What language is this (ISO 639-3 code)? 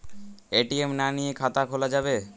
ben